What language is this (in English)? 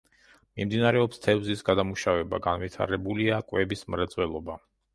Georgian